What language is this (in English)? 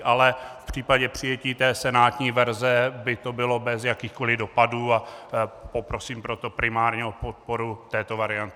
Czech